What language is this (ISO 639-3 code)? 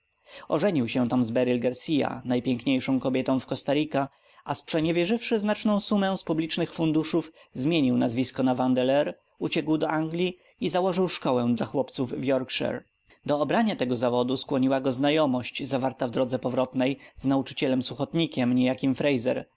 pol